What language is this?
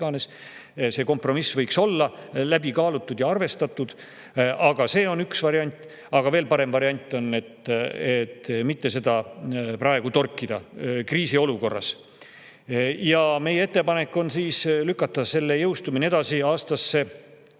Estonian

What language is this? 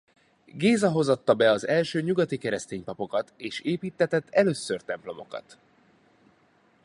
Hungarian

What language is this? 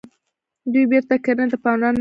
Pashto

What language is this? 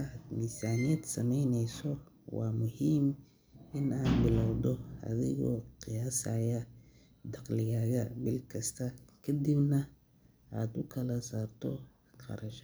Somali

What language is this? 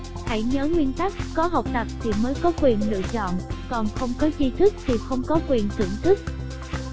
Vietnamese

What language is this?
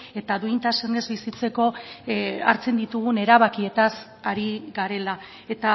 Basque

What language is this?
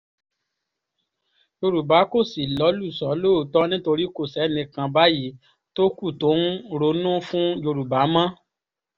Yoruba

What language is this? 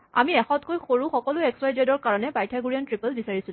Assamese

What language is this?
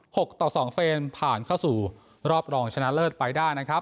Thai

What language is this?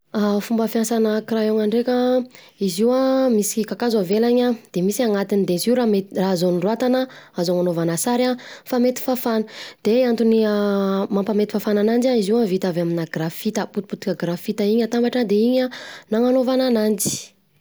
Southern Betsimisaraka Malagasy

